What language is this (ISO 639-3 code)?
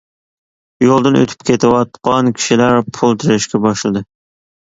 uig